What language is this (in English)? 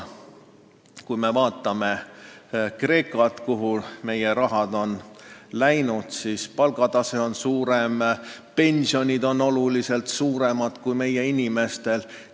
Estonian